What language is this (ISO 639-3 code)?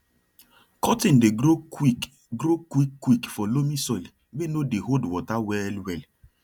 pcm